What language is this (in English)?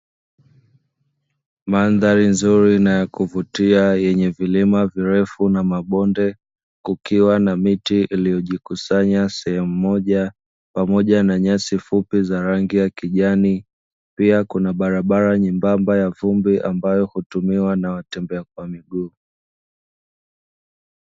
Swahili